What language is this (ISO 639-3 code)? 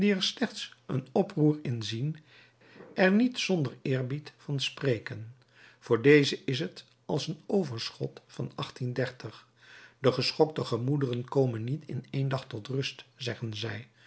nld